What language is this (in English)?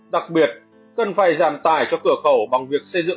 Vietnamese